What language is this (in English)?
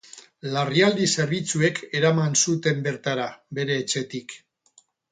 Basque